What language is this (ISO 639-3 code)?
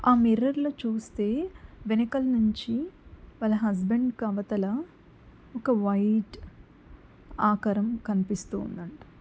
tel